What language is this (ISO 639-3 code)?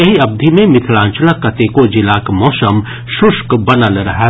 mai